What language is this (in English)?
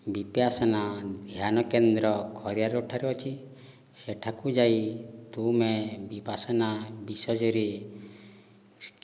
Odia